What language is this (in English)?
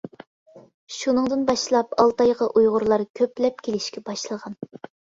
Uyghur